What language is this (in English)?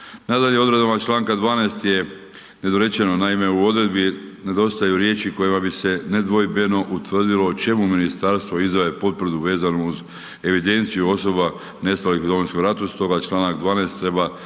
Croatian